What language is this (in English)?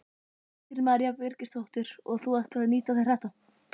Icelandic